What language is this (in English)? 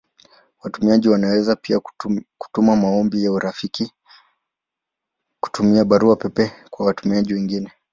Swahili